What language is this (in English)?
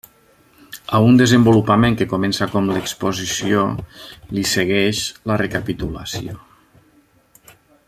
Catalan